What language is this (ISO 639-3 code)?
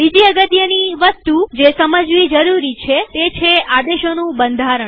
guj